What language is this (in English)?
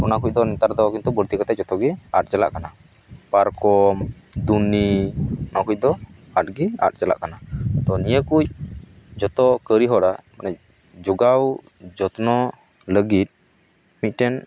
Santali